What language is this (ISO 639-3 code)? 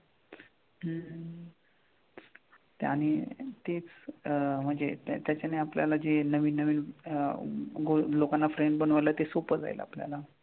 mar